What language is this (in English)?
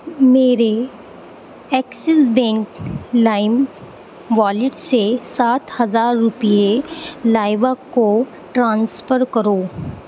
Urdu